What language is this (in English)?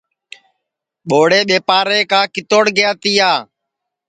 Sansi